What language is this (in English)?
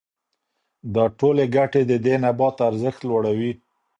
Pashto